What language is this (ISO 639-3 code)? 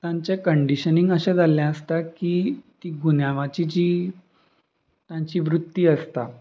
kok